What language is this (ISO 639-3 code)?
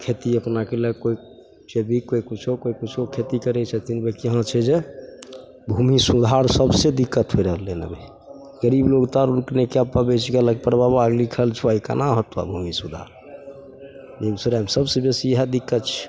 mai